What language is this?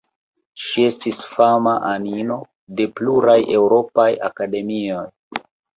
Esperanto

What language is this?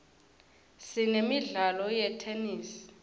Swati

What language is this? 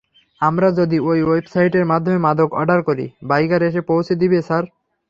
Bangla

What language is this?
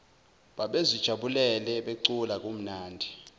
Zulu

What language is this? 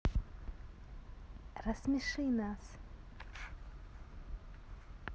Russian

